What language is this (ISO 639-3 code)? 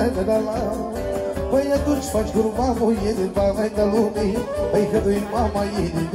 ron